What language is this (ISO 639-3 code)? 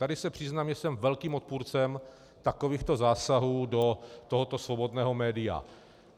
ces